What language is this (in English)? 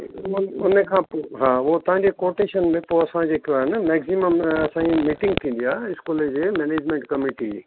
Sindhi